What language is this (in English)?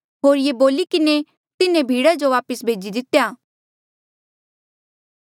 Mandeali